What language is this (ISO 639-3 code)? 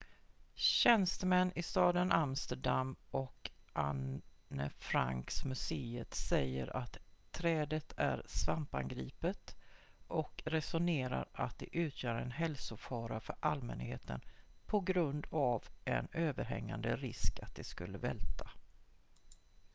swe